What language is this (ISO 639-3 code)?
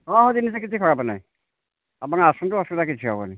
ori